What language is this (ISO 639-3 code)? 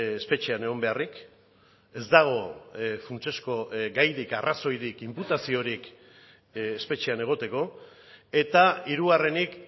eus